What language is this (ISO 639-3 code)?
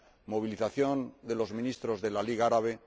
spa